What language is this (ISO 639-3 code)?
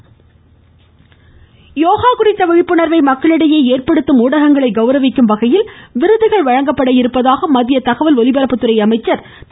tam